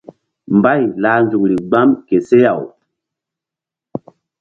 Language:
Mbum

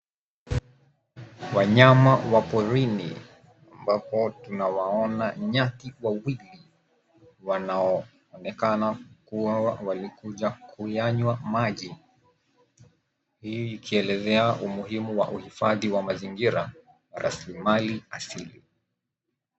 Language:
Swahili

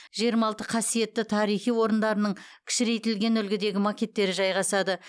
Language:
Kazakh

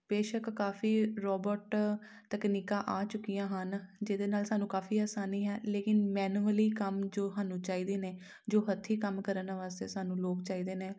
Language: Punjabi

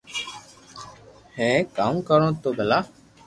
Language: Loarki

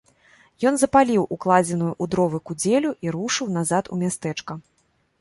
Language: Belarusian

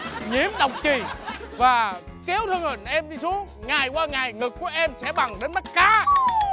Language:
Vietnamese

